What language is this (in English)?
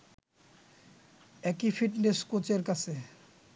Bangla